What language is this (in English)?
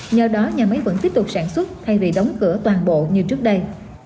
Vietnamese